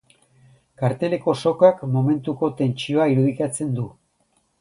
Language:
Basque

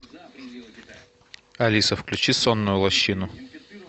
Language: Russian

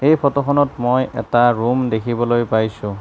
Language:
Assamese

